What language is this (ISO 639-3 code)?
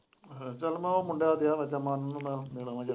pan